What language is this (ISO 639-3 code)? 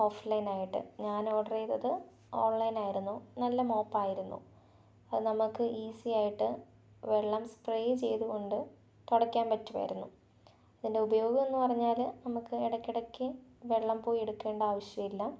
mal